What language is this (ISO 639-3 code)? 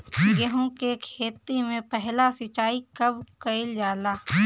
bho